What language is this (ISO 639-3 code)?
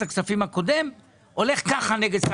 heb